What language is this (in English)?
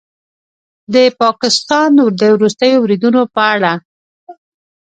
Pashto